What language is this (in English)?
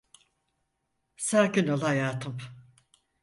Turkish